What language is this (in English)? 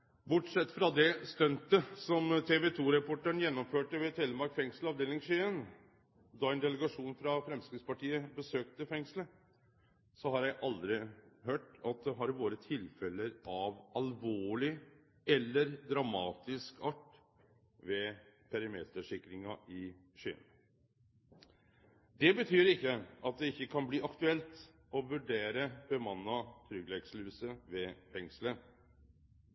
Norwegian Nynorsk